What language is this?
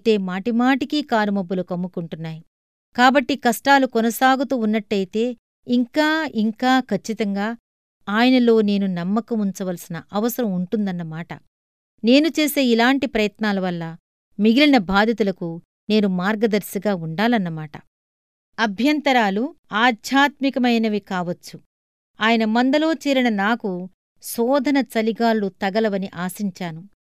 Telugu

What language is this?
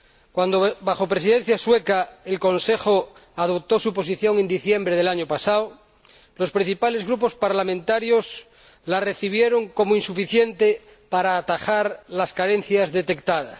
Spanish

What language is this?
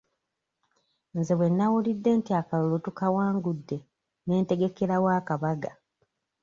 Ganda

